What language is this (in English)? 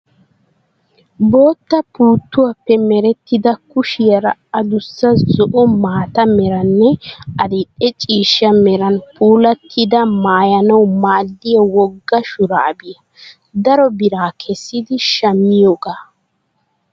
Wolaytta